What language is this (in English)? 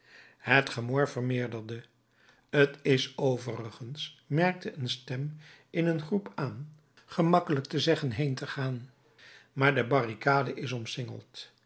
Dutch